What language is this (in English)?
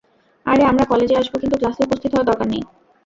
Bangla